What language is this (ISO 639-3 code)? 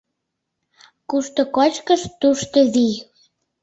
chm